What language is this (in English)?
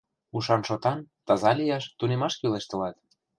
Mari